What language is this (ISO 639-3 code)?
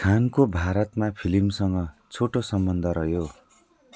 nep